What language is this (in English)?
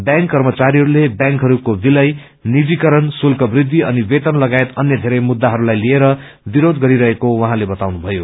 Nepali